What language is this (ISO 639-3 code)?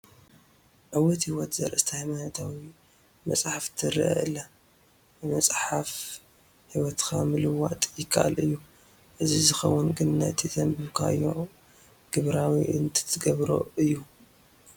tir